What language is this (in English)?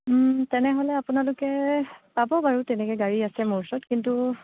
Assamese